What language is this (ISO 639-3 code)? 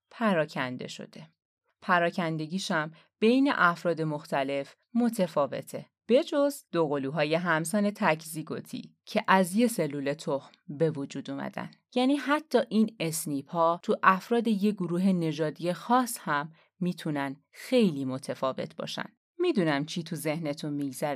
fas